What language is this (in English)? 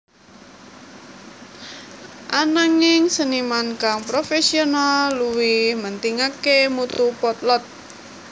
Javanese